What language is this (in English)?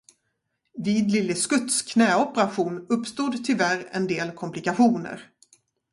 Swedish